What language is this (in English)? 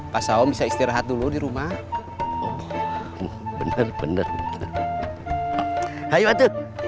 Indonesian